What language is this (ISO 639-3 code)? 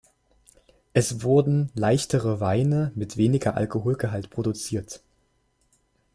deu